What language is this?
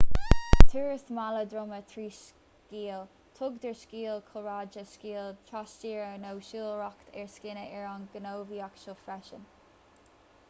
Irish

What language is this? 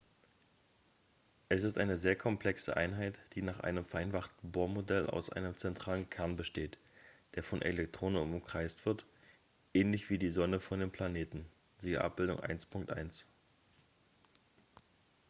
German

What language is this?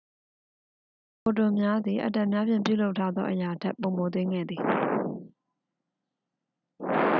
Burmese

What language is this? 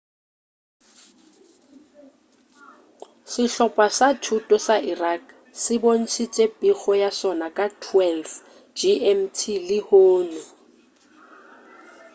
Northern Sotho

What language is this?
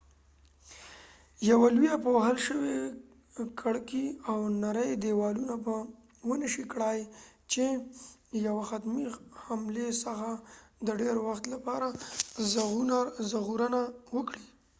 Pashto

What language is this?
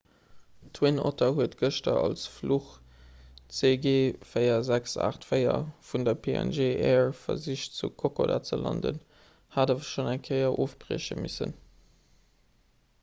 Luxembourgish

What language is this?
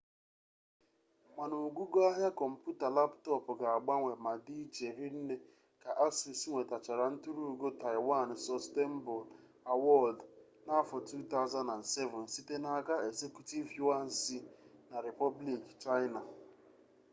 Igbo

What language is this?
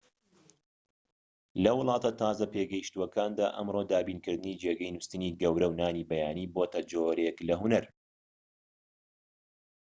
Central Kurdish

